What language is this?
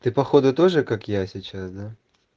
Russian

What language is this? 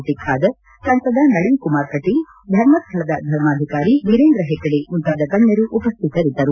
Kannada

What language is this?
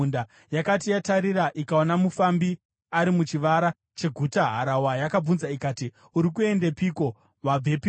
Shona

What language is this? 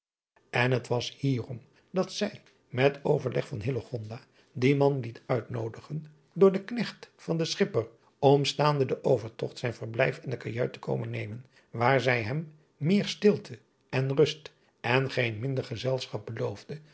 Dutch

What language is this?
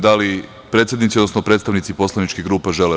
Serbian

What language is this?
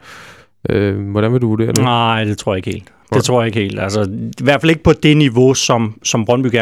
Danish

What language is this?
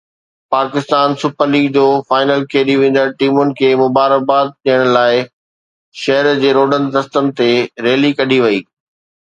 Sindhi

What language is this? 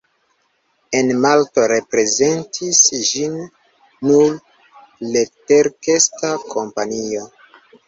Esperanto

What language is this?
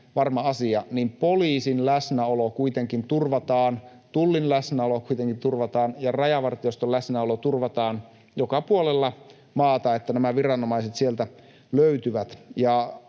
Finnish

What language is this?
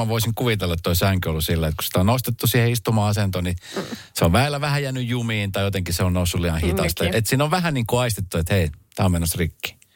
Finnish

